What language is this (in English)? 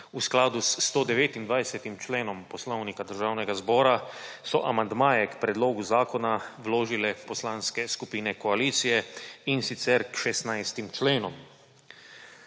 Slovenian